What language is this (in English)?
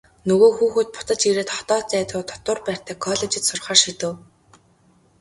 Mongolian